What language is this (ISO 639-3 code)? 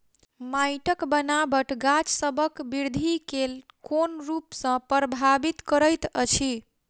mai